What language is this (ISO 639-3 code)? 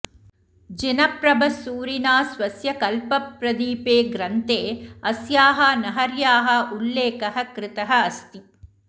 san